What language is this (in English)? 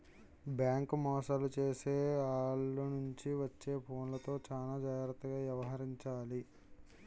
Telugu